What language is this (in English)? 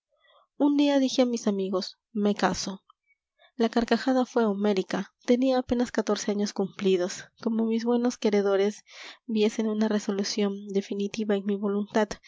Spanish